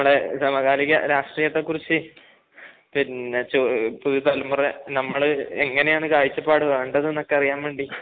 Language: Malayalam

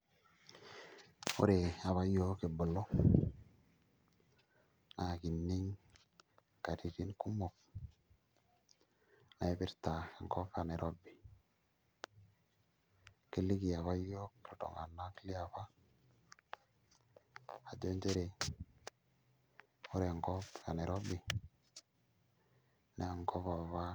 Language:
Masai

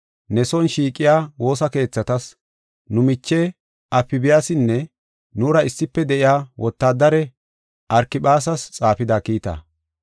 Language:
Gofa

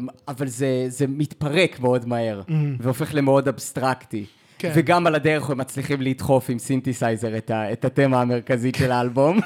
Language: Hebrew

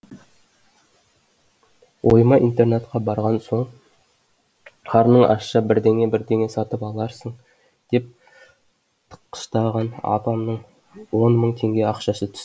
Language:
Kazakh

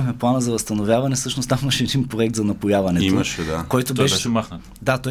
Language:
Bulgarian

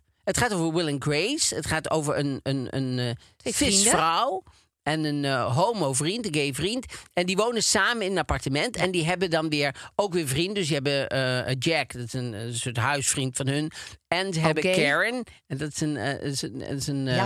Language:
Dutch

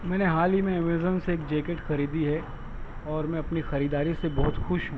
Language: Urdu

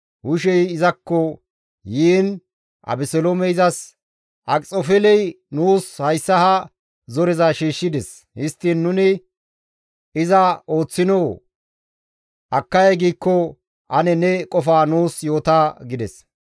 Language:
Gamo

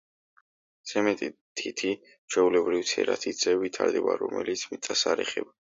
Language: Georgian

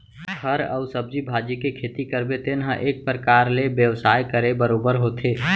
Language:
Chhattisgarhi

